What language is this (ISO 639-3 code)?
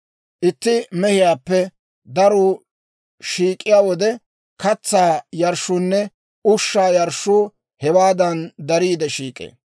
dwr